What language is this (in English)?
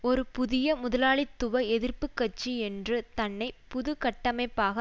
Tamil